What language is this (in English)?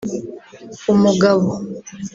Kinyarwanda